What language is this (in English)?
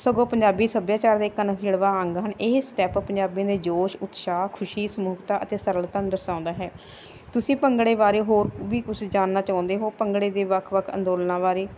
Punjabi